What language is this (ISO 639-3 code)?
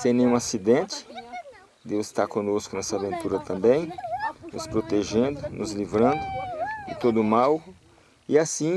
por